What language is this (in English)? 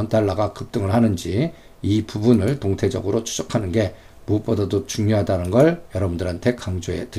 Korean